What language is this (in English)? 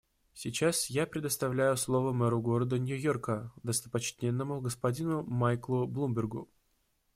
Russian